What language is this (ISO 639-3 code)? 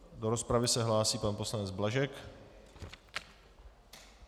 ces